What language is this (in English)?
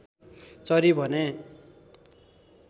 Nepali